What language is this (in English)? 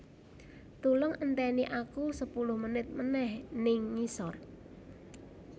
Javanese